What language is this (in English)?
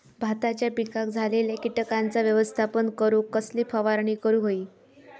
Marathi